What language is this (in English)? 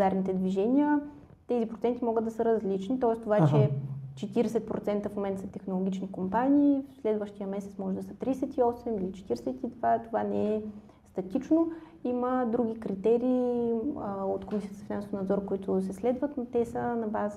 Bulgarian